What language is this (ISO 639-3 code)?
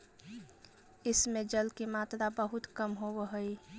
mag